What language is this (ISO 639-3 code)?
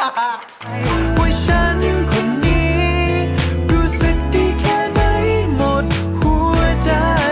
tha